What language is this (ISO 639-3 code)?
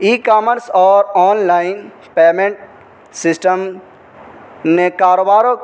urd